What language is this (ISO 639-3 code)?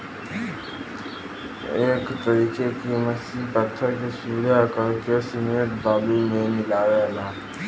bho